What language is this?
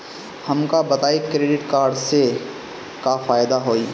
Bhojpuri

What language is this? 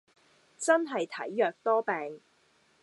Cantonese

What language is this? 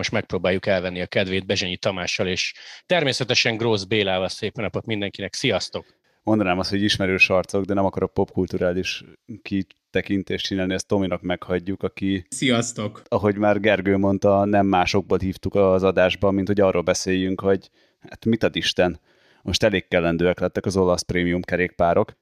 Hungarian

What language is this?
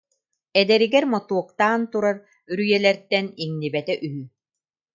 Yakut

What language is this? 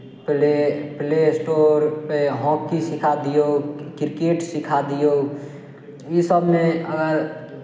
Maithili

